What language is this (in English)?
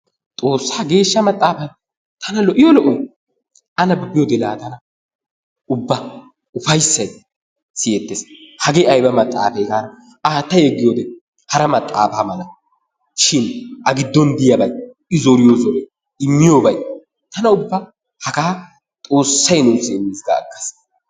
Wolaytta